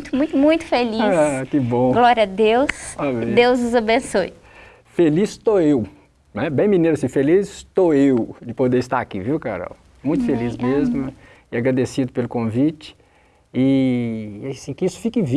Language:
Portuguese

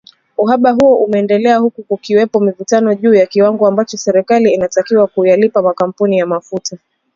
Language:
Swahili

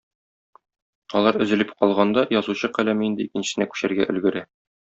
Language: Tatar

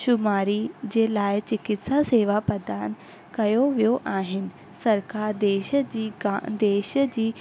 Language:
Sindhi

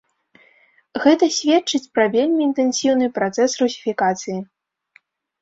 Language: Belarusian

